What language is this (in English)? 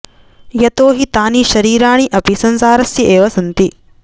Sanskrit